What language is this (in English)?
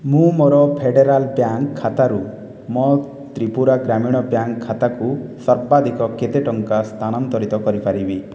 Odia